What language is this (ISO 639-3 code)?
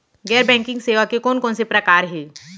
hne